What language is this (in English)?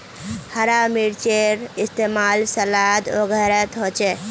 Magahi